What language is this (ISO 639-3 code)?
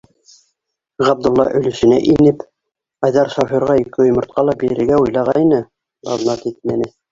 bak